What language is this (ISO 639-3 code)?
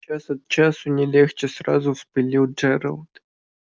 rus